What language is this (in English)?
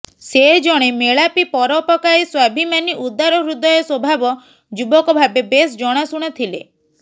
Odia